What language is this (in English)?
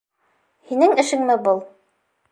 Bashkir